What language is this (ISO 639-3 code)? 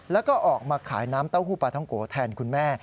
tha